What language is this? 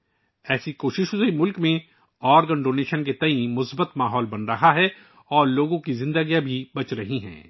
Urdu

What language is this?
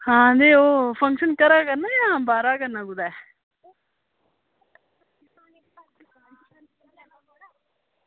Dogri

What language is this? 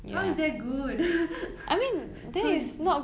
English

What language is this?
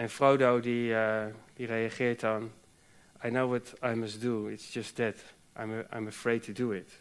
Dutch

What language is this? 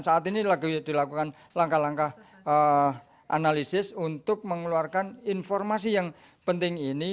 Indonesian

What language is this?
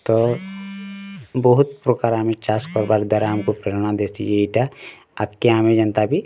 Odia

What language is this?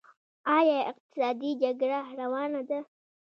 Pashto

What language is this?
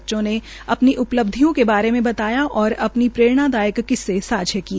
Hindi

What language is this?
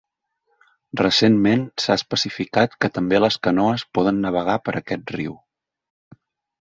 Catalan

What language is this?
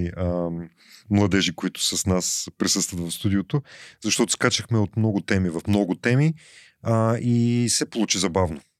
Bulgarian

